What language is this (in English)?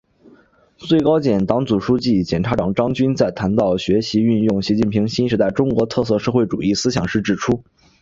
Chinese